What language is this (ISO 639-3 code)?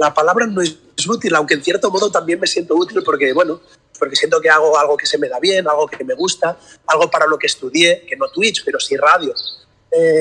spa